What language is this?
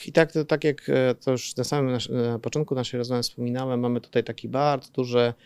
Polish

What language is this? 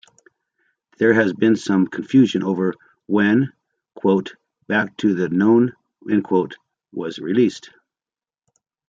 English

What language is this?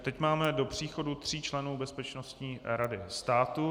Czech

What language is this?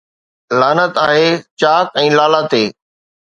Sindhi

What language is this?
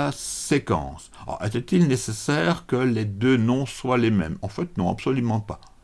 French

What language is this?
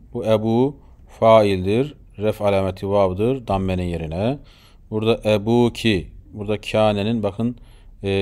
Turkish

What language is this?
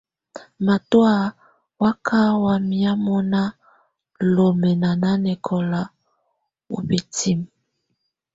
Tunen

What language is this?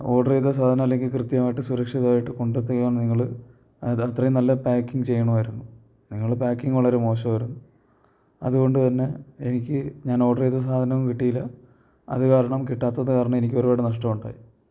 Malayalam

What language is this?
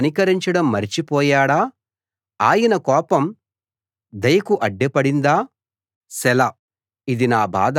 Telugu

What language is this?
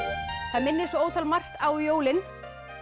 Icelandic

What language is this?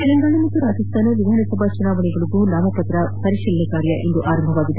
Kannada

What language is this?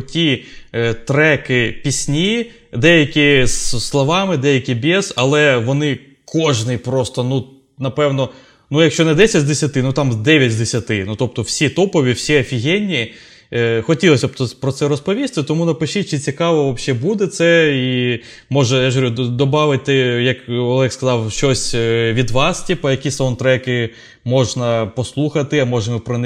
Ukrainian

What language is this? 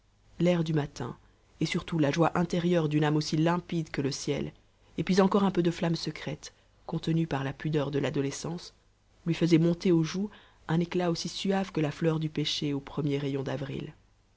French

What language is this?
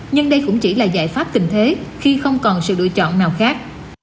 Vietnamese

